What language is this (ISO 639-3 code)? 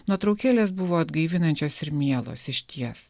lit